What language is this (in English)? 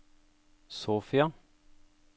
Norwegian